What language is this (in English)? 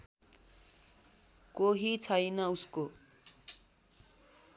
Nepali